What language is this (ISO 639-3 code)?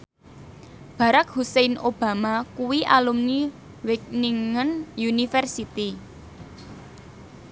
jav